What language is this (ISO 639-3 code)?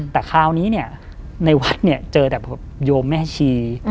tha